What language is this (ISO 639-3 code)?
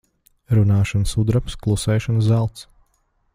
lav